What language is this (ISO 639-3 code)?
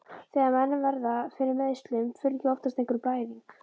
isl